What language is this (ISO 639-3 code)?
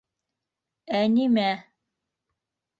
bak